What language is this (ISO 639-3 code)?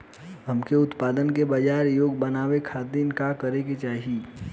bho